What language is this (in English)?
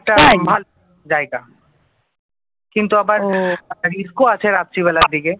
Bangla